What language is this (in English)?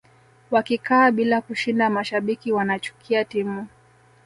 Swahili